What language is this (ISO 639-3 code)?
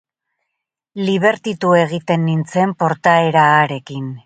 eus